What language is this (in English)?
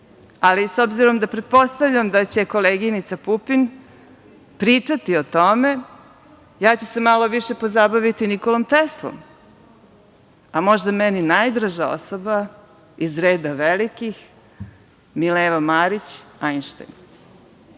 Serbian